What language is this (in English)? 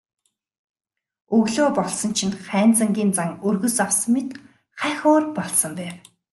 Mongolian